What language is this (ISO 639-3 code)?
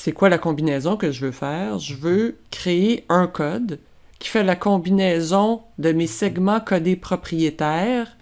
fra